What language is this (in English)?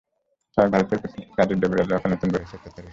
Bangla